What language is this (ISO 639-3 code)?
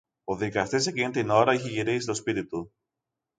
ell